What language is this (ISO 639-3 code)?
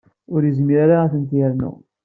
kab